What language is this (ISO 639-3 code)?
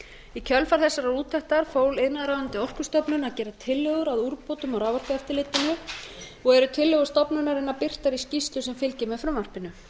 isl